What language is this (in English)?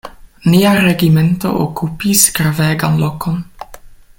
Esperanto